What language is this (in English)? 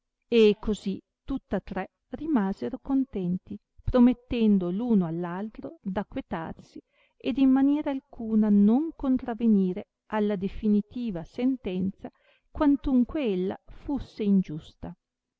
Italian